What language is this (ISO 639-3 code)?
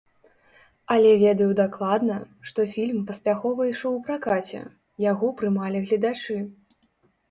bel